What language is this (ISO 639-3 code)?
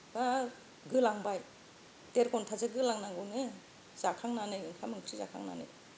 brx